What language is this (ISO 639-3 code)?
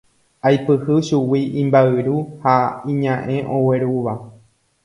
grn